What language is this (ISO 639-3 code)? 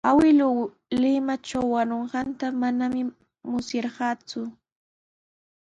qws